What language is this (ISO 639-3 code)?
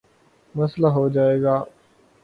urd